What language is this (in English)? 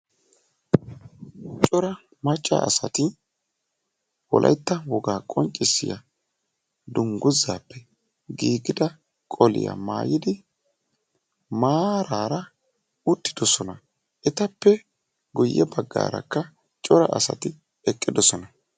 Wolaytta